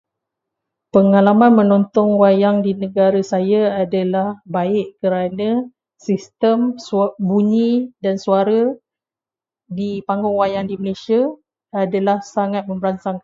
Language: Malay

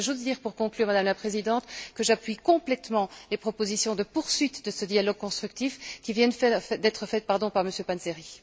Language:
French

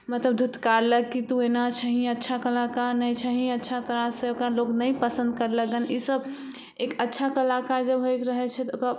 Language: Maithili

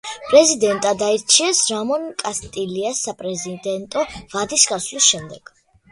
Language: Georgian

